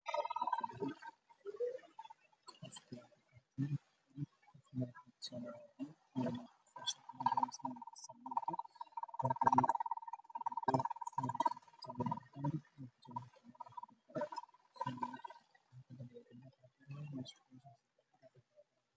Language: Somali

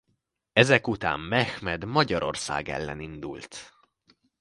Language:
Hungarian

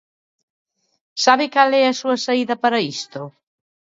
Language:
Galician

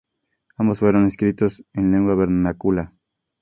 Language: Spanish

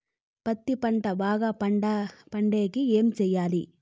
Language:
Telugu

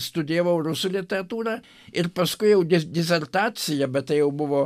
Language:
Lithuanian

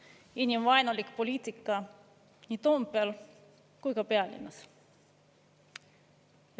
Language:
Estonian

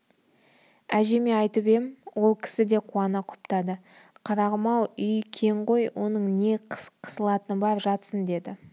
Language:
Kazakh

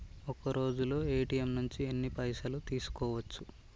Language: Telugu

